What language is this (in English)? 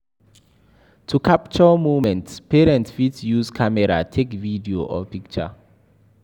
Nigerian Pidgin